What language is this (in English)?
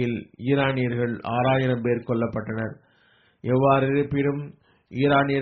Tamil